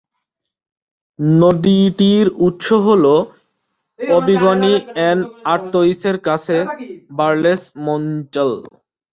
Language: Bangla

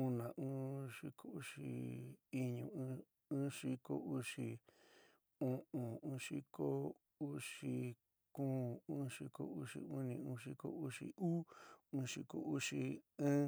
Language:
San Miguel El Grande Mixtec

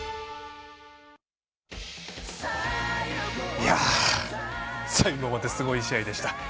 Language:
Japanese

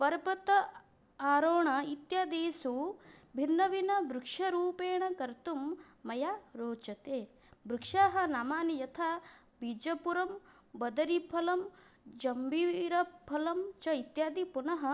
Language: Sanskrit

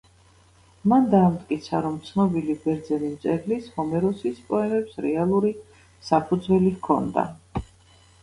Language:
Georgian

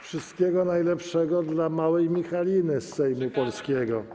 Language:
Polish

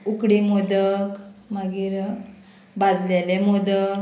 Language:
Konkani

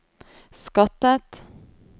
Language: Norwegian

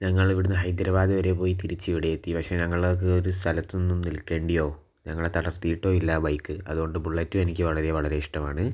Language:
Malayalam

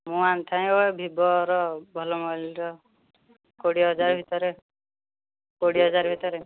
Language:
Odia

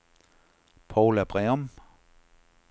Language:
Danish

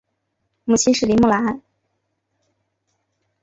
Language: Chinese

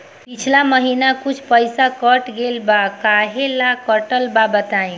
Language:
Bhojpuri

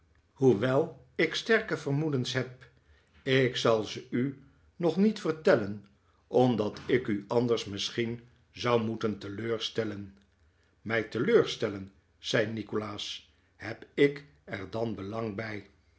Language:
Dutch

